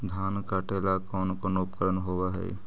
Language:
Magahi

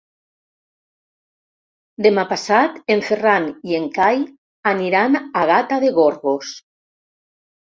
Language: Catalan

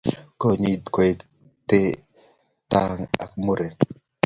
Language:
Kalenjin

